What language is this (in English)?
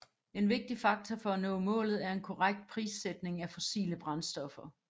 Danish